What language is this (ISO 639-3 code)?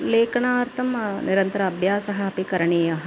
san